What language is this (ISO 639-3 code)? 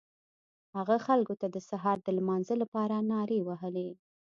pus